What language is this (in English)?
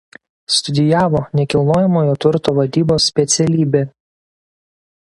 Lithuanian